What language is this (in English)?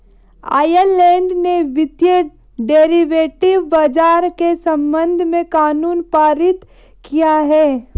Hindi